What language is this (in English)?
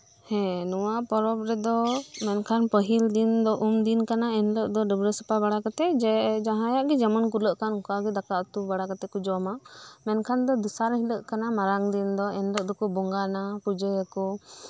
Santali